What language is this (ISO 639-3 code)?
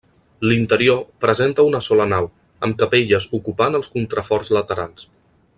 cat